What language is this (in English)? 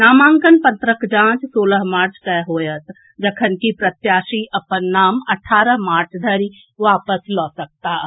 Maithili